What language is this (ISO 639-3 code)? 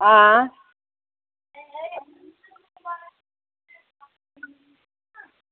doi